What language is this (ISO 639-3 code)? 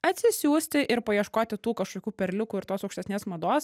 lit